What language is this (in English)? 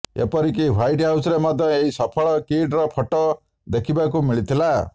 Odia